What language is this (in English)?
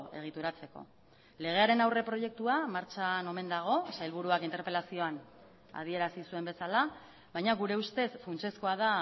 Basque